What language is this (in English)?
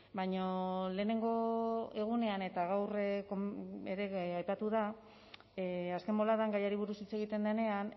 Basque